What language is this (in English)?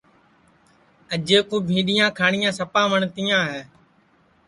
Sansi